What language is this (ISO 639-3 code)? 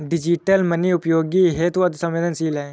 hin